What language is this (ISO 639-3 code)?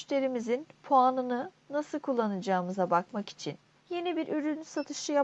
tur